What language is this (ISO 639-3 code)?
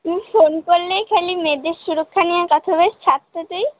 ben